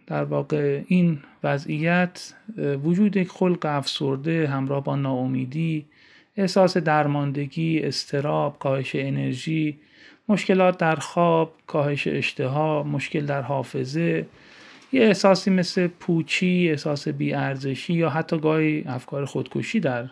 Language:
Persian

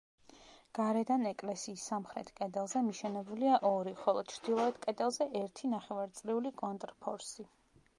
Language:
Georgian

